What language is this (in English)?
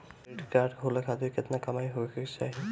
Bhojpuri